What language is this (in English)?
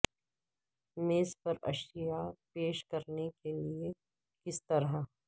Urdu